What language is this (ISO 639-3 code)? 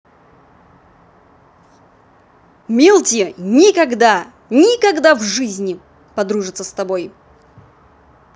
rus